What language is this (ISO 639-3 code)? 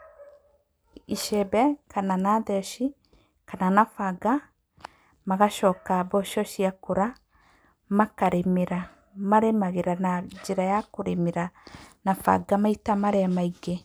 kik